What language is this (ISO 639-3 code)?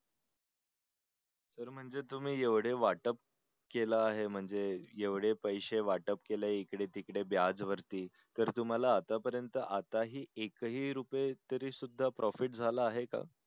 mar